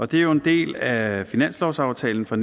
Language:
Danish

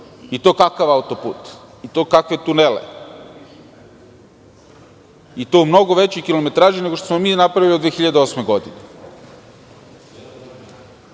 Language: Serbian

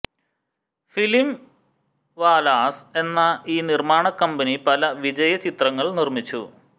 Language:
Malayalam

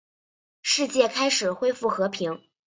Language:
Chinese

